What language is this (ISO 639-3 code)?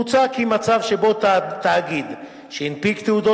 heb